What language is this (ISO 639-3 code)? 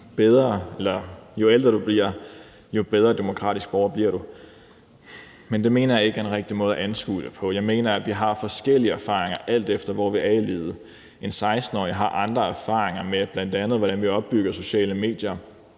dan